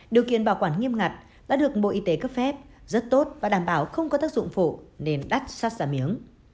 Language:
Vietnamese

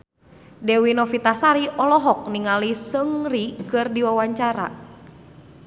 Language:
Sundanese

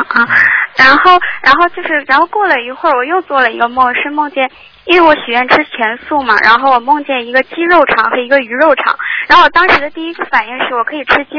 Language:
Chinese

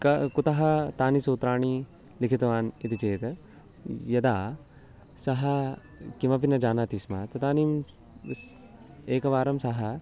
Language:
Sanskrit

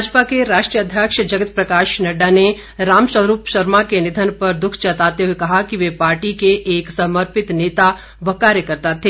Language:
Hindi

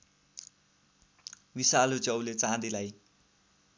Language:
Nepali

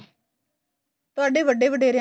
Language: Punjabi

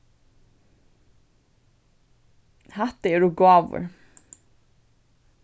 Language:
Faroese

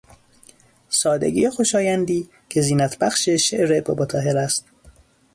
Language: Persian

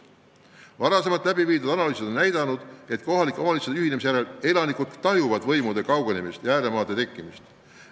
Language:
Estonian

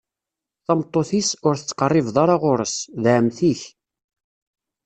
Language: Kabyle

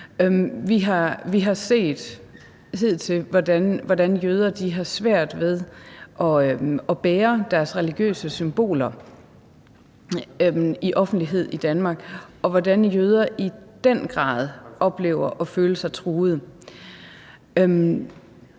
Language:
Danish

